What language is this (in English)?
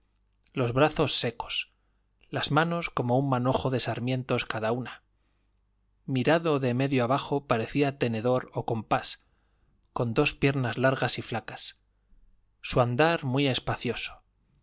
Spanish